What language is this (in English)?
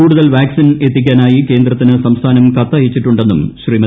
Malayalam